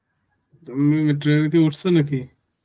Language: Bangla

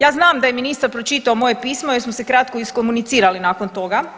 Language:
Croatian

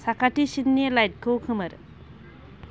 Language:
Bodo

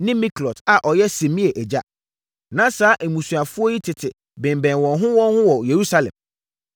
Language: Akan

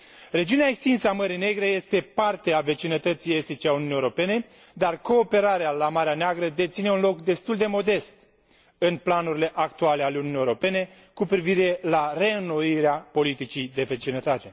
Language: Romanian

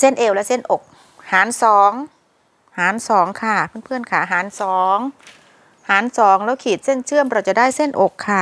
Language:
Thai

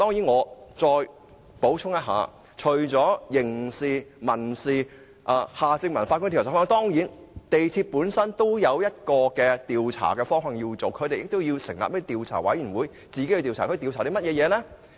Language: Cantonese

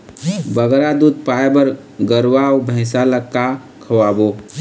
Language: Chhattisgarhi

